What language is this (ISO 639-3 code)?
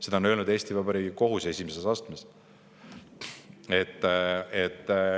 est